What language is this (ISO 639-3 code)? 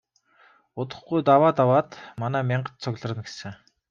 mon